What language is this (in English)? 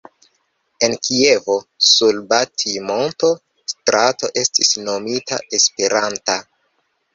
Esperanto